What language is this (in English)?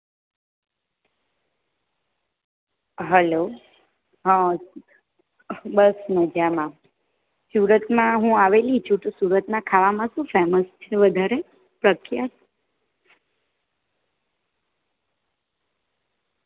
Gujarati